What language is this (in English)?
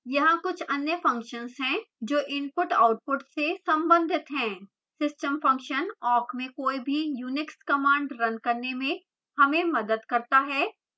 Hindi